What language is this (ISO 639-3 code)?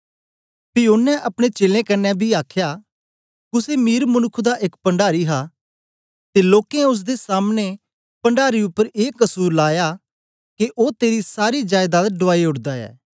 doi